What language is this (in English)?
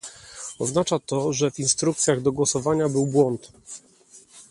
Polish